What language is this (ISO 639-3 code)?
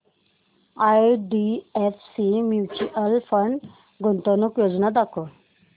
mar